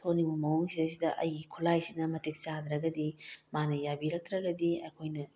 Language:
Manipuri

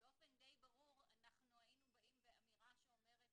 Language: Hebrew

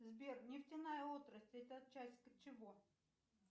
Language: Russian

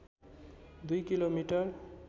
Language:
Nepali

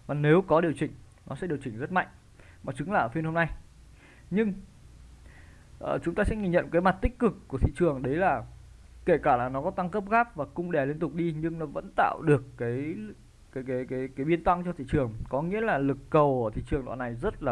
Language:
Vietnamese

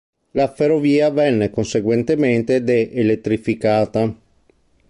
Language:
Italian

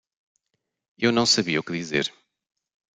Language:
Portuguese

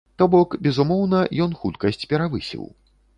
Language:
Belarusian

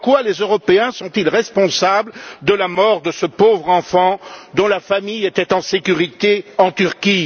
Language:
French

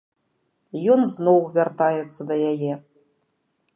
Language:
Belarusian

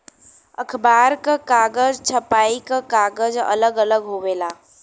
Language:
Bhojpuri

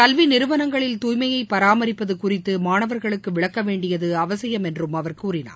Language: Tamil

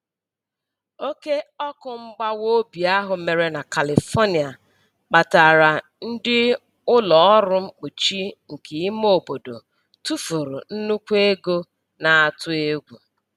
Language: Igbo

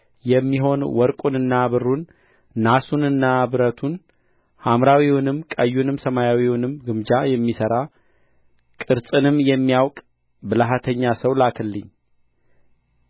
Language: Amharic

